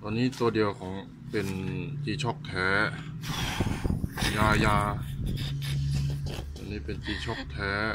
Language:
Thai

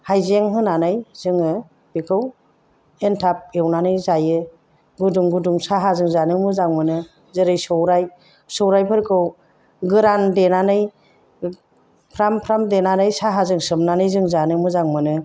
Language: Bodo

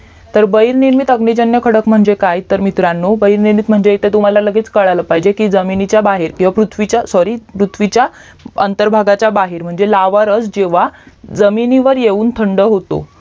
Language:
Marathi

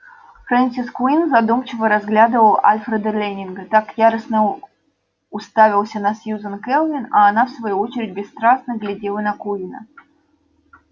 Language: Russian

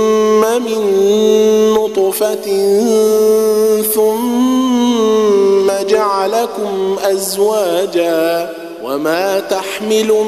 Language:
Arabic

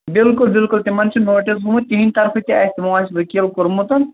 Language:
Kashmiri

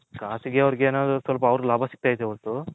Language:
Kannada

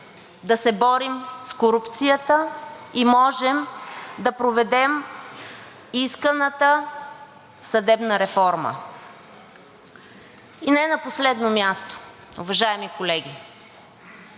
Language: Bulgarian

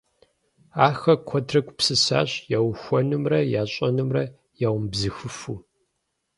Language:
Kabardian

